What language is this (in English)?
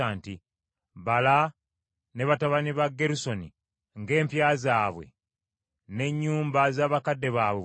Ganda